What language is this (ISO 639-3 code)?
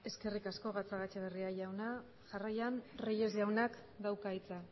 eus